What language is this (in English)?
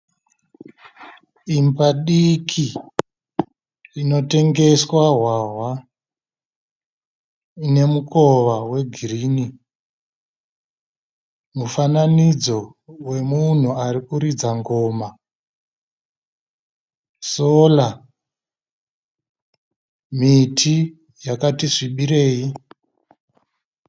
Shona